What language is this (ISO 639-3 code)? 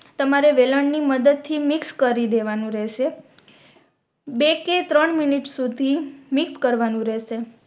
guj